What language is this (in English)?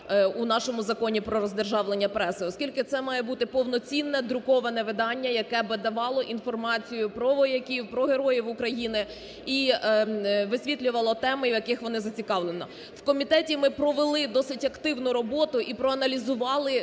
Ukrainian